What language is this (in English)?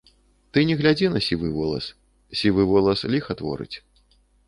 Belarusian